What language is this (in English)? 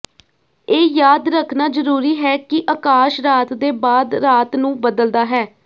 Punjabi